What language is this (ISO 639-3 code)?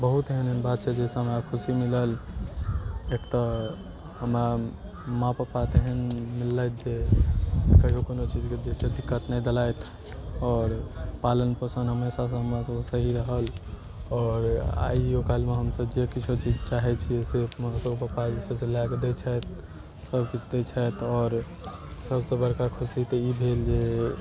mai